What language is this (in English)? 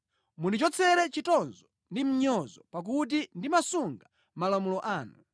Nyanja